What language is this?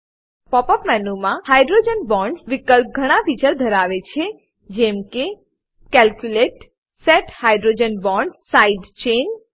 Gujarati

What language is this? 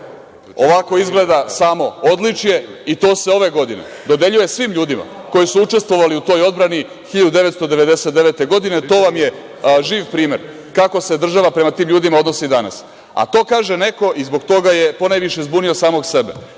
Serbian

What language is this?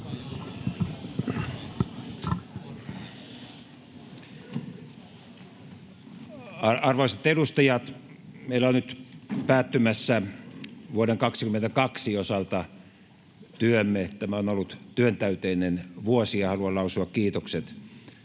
Finnish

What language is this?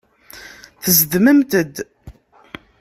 Kabyle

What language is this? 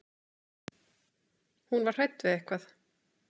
Icelandic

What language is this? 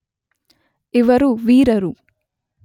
Kannada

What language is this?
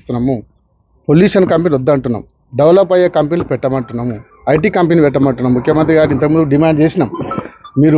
Telugu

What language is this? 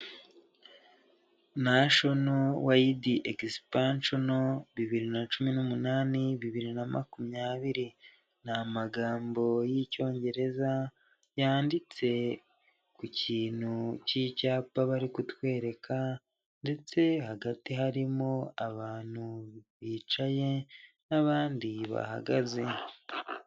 Kinyarwanda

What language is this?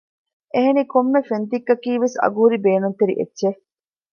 Divehi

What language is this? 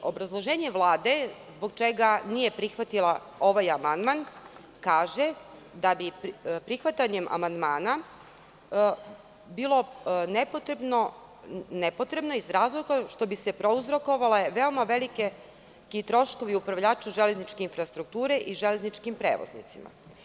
Serbian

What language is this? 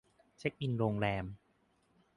Thai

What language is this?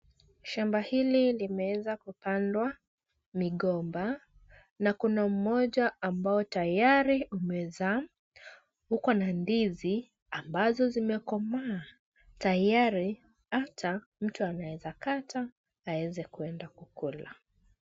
Swahili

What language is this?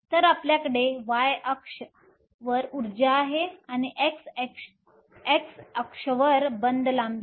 Marathi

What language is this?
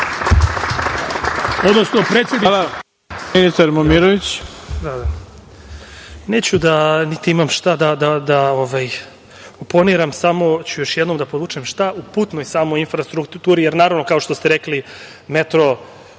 Serbian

